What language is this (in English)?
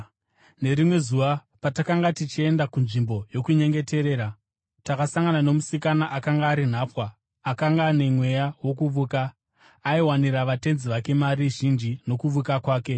Shona